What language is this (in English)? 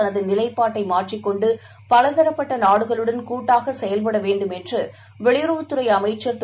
Tamil